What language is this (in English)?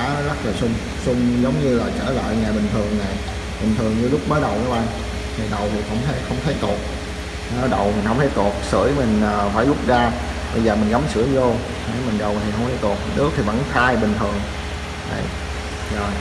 Vietnamese